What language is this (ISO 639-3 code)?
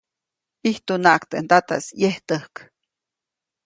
zoc